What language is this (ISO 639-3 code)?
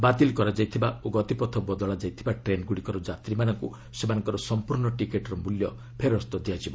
ori